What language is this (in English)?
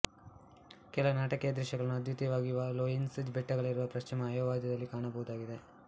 Kannada